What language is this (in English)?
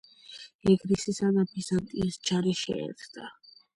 Georgian